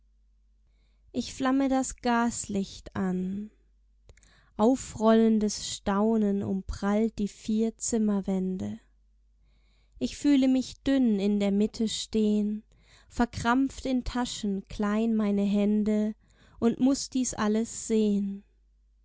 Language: German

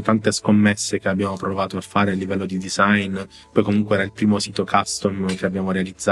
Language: Italian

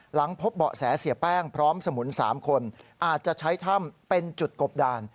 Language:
Thai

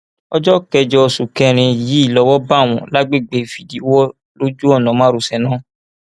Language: Yoruba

